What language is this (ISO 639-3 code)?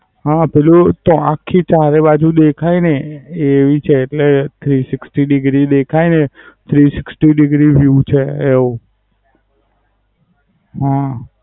guj